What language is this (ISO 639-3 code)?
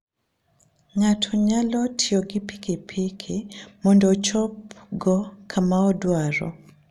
luo